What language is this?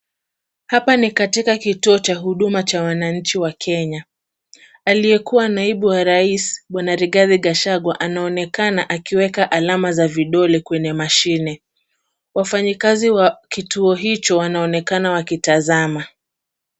Swahili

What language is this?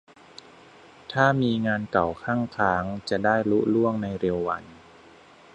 Thai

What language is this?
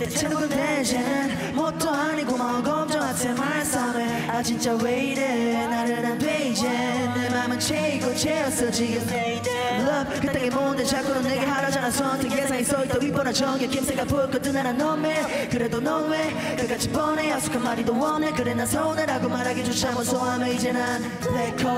Korean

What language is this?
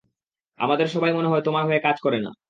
Bangla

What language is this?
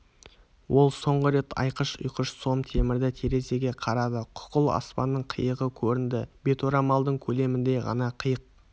Kazakh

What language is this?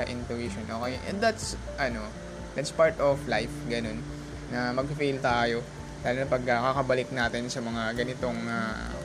Filipino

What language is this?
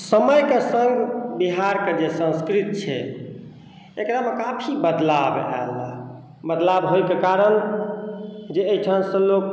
Maithili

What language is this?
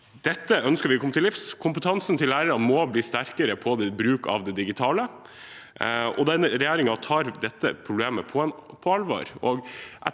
Norwegian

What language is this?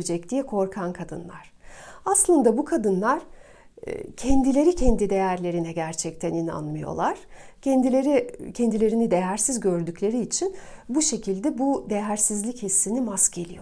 Turkish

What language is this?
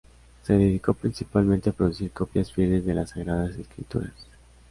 Spanish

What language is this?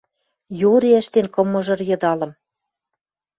Western Mari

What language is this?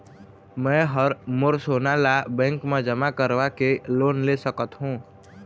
Chhattisgarhi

